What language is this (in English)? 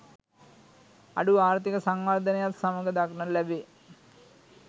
Sinhala